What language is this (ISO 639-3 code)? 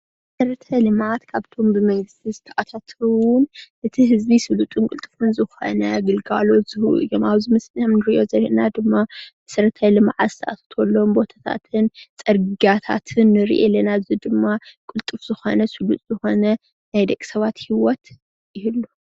tir